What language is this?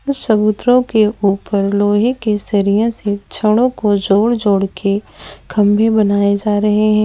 Hindi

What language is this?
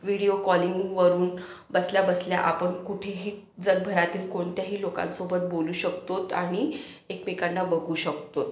Marathi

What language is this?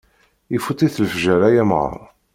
Kabyle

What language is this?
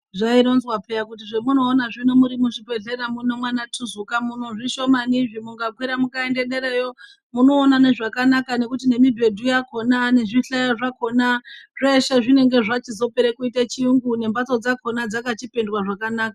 Ndau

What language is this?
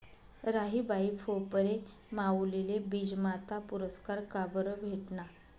Marathi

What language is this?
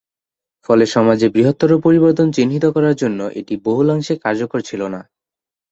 Bangla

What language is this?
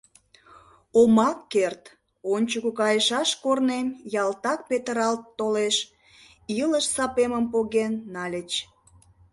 Mari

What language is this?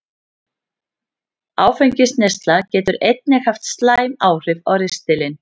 Icelandic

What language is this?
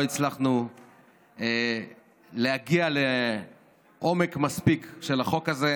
Hebrew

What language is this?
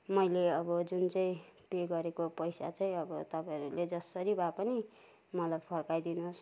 Nepali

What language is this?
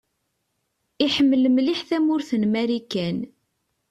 Kabyle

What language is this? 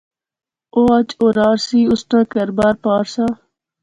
Pahari-Potwari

